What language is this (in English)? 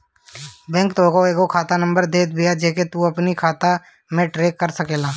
Bhojpuri